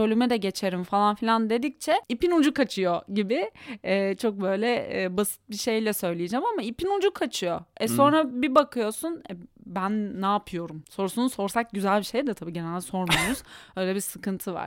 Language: Turkish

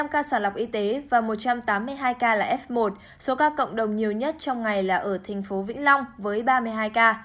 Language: Vietnamese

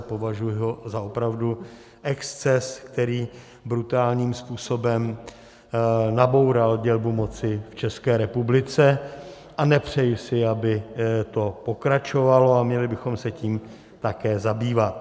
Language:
Czech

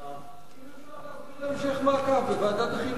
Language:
Hebrew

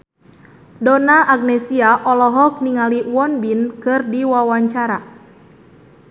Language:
Sundanese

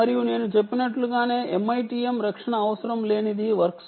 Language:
Telugu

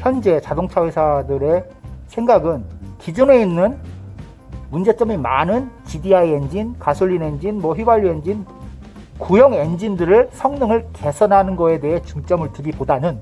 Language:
Korean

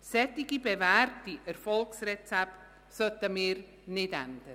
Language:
Swiss German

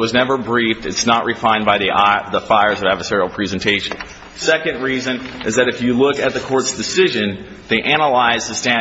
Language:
English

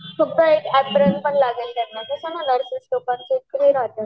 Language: Marathi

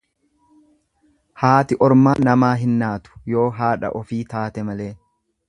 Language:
Oromo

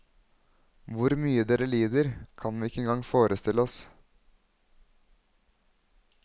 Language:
Norwegian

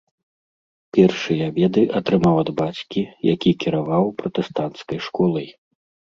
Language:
Belarusian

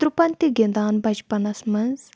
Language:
Kashmiri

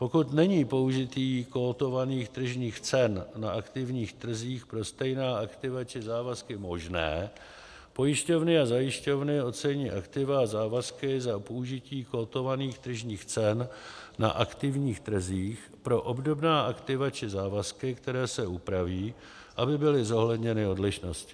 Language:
Czech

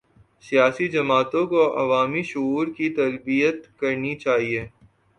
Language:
Urdu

